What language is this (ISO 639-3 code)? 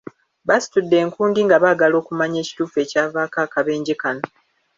lug